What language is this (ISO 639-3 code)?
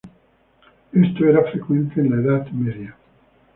spa